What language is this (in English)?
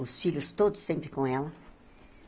Portuguese